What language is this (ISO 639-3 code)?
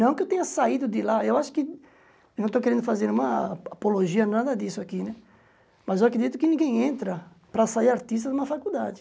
por